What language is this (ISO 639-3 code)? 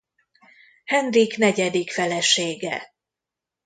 hun